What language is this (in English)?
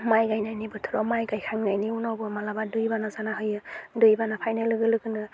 Bodo